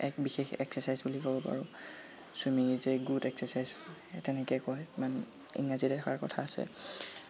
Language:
Assamese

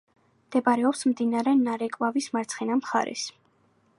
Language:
Georgian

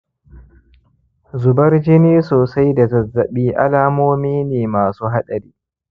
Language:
Hausa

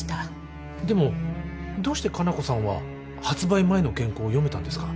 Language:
Japanese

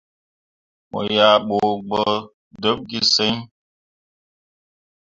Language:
Mundang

